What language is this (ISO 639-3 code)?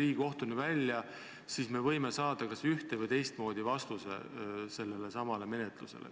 est